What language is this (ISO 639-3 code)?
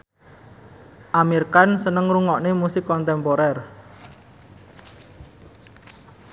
jav